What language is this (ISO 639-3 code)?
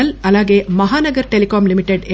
tel